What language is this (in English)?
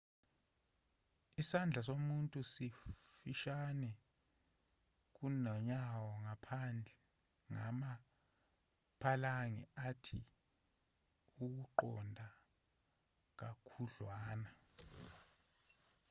Zulu